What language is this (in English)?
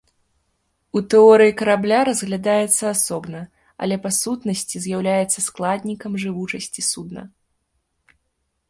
Belarusian